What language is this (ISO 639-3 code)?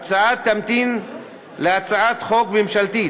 heb